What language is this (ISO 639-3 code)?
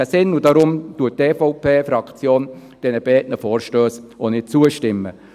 gsw